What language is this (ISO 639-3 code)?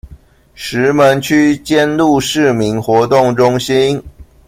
zho